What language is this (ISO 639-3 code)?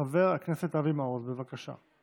heb